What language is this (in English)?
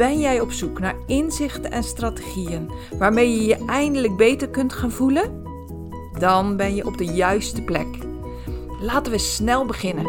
Dutch